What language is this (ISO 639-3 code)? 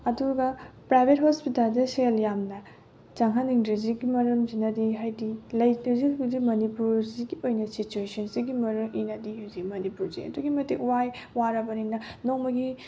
mni